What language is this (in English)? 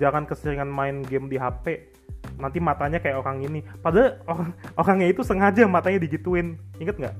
Indonesian